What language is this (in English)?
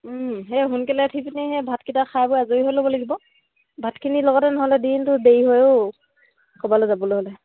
Assamese